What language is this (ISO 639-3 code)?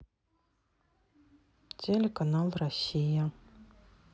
rus